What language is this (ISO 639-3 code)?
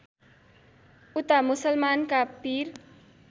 nep